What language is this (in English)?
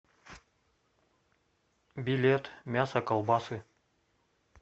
Russian